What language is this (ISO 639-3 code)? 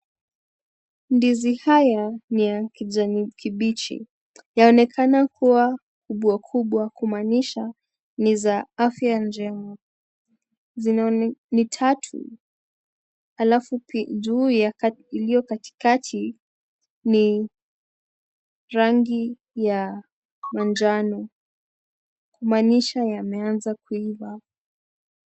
swa